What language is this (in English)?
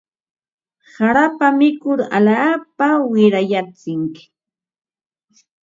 Ambo-Pasco Quechua